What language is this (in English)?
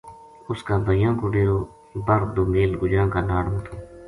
Gujari